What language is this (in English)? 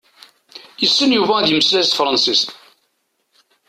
Kabyle